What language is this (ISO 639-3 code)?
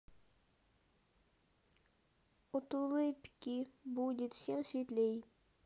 rus